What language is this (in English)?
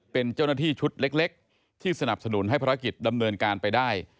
Thai